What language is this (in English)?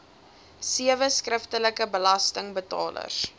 Afrikaans